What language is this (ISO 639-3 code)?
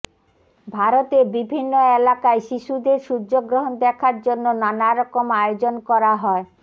ben